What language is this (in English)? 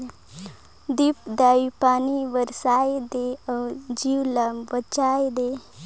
Chhattisgarhi